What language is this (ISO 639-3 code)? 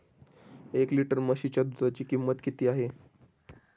mar